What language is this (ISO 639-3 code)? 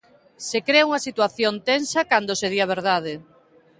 glg